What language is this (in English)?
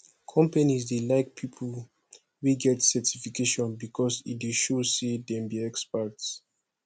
Nigerian Pidgin